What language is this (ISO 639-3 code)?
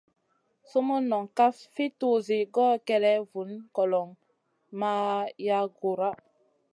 mcn